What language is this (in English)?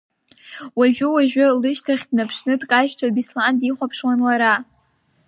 Abkhazian